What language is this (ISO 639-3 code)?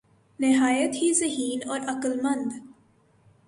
urd